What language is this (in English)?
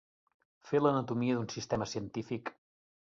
Catalan